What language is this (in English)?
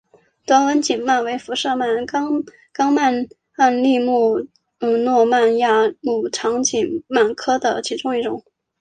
Chinese